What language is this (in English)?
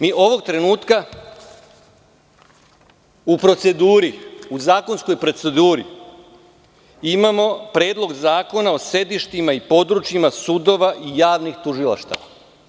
Serbian